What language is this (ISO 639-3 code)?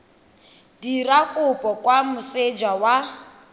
tsn